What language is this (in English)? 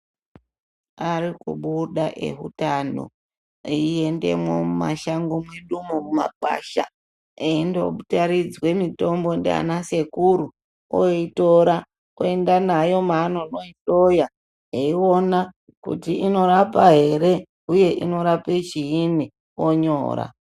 Ndau